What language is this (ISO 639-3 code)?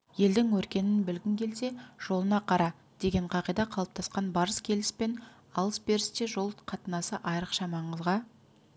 kaz